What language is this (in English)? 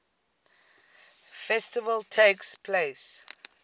English